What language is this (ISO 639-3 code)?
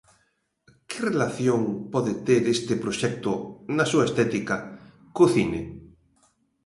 glg